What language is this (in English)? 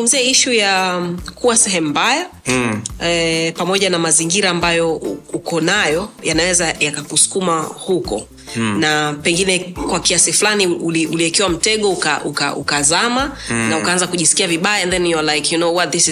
Swahili